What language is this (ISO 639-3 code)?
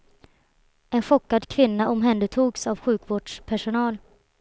swe